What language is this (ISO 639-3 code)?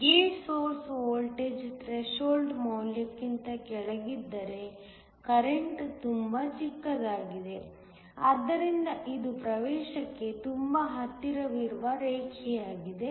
kan